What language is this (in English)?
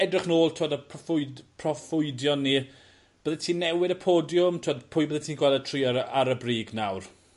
Welsh